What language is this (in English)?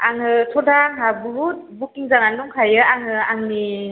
Bodo